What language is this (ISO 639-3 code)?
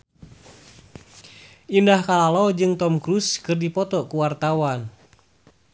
sun